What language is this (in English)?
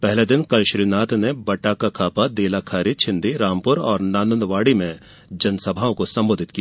Hindi